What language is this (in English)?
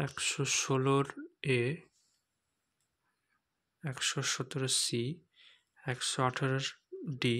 Bangla